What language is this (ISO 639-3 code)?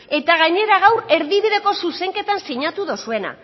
eus